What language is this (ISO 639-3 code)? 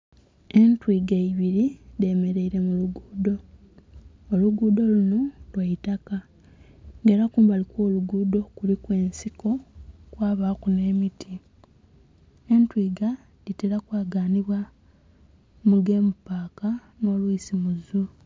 xog